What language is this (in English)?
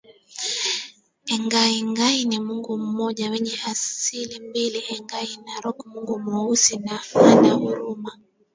Swahili